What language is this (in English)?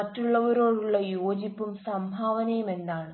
Malayalam